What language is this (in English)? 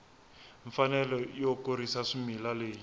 Tsonga